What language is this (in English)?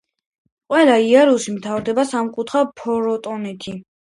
Georgian